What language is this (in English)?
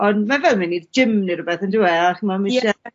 Welsh